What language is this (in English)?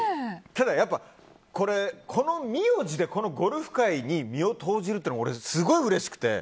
Japanese